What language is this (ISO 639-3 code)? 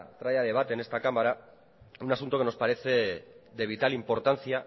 spa